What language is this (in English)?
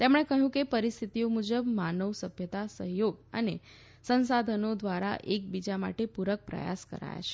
Gujarati